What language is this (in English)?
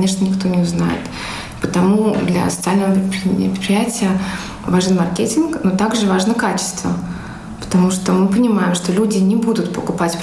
Russian